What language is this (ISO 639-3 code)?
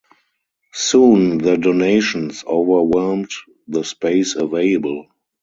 eng